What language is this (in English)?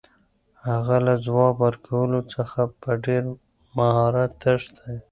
Pashto